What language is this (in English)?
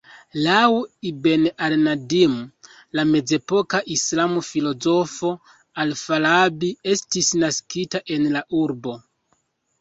Esperanto